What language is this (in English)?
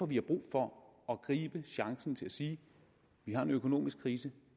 Danish